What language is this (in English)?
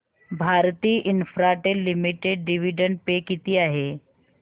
Marathi